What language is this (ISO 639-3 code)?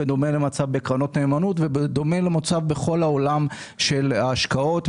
heb